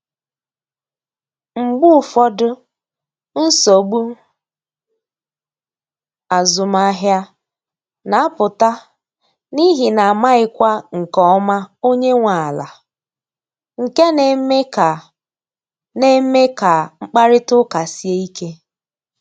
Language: Igbo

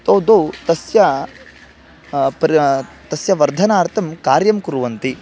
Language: Sanskrit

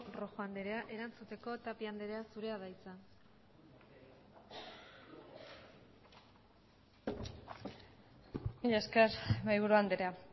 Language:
Basque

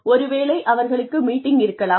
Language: Tamil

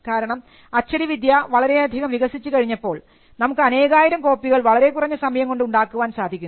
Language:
Malayalam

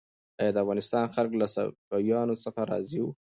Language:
Pashto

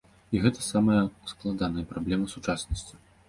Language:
Belarusian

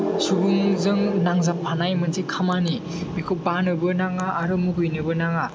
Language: Bodo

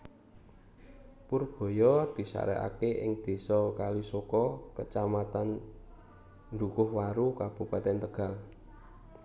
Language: Javanese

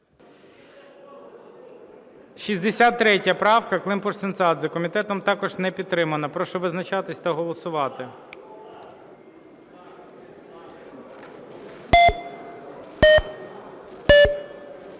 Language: Ukrainian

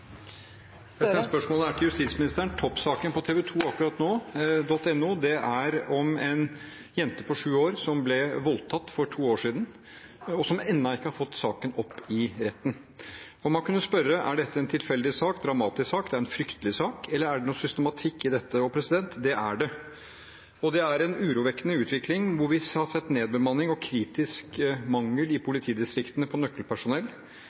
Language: Norwegian Bokmål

